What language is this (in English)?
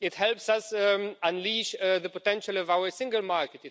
English